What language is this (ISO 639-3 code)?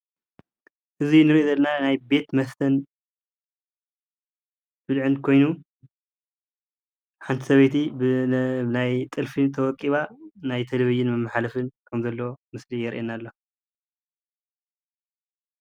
tir